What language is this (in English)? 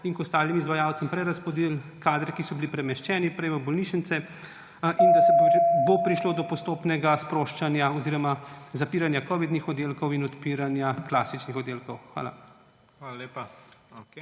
Slovenian